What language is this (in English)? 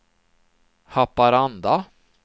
Swedish